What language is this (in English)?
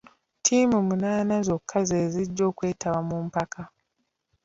Ganda